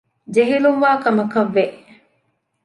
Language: Divehi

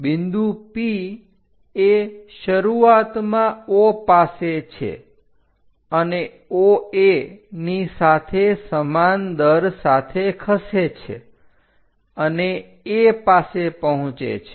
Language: Gujarati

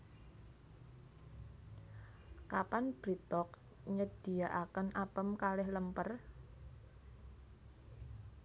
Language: Javanese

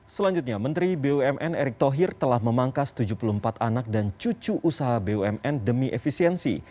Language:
Indonesian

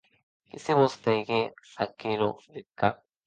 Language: Occitan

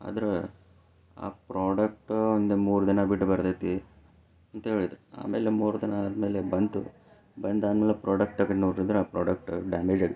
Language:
Kannada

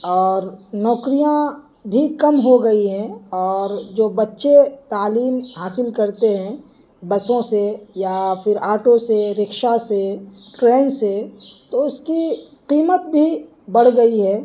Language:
Urdu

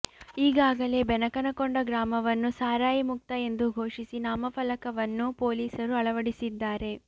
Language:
Kannada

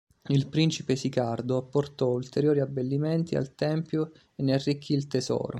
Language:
Italian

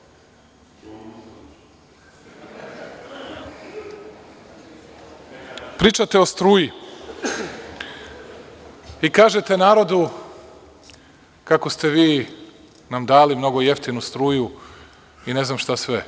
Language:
Serbian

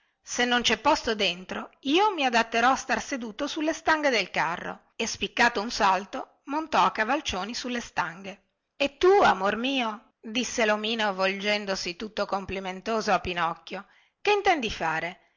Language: Italian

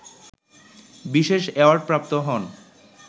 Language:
Bangla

